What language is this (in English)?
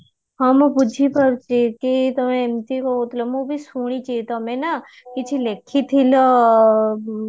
Odia